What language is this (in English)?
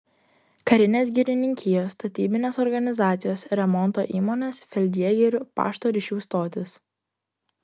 Lithuanian